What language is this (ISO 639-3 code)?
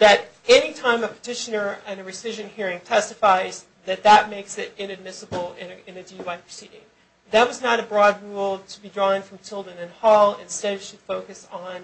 eng